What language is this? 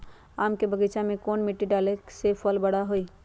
Magahi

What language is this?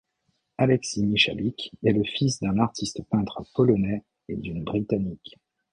French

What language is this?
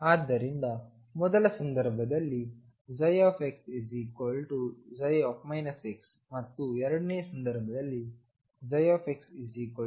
Kannada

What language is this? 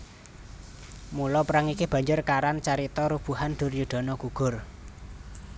Javanese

